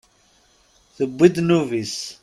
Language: Kabyle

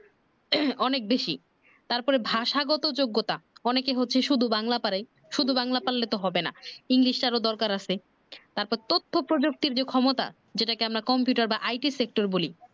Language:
Bangla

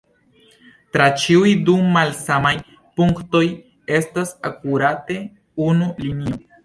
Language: Esperanto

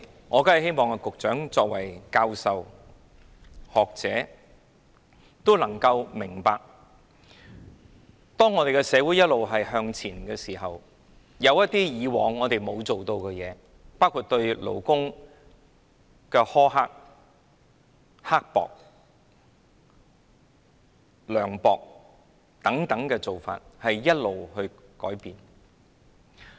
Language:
Cantonese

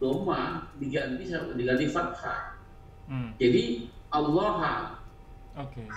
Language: Indonesian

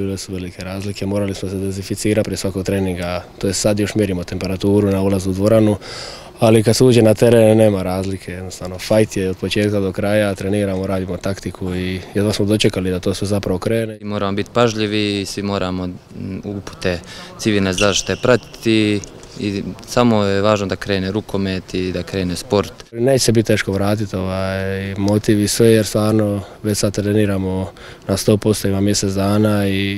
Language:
Romanian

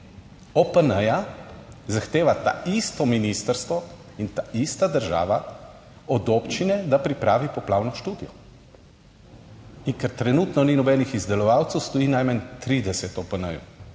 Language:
Slovenian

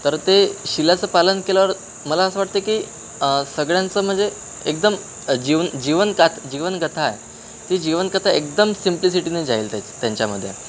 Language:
Marathi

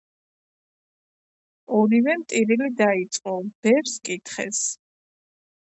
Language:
Georgian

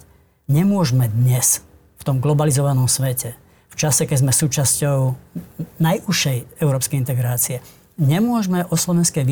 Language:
Slovak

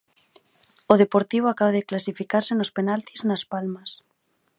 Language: Galician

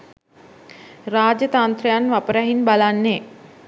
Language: Sinhala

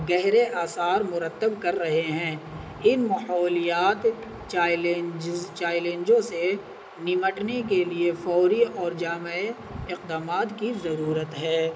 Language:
Urdu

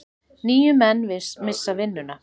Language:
Icelandic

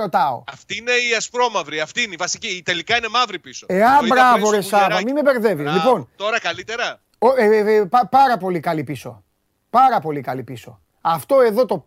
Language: Greek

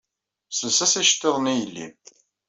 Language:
Kabyle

